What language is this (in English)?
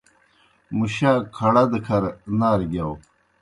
Kohistani Shina